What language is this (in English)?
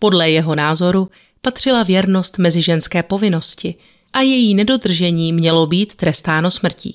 Czech